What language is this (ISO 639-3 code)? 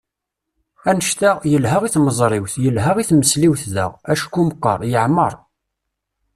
kab